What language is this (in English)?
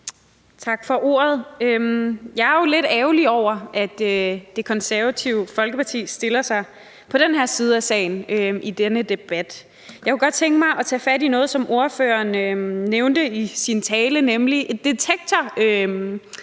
Danish